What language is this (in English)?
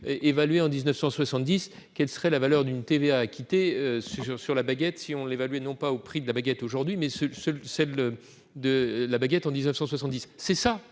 French